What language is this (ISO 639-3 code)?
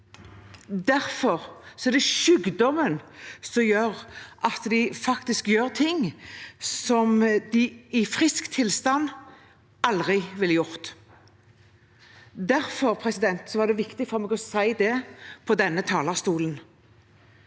nor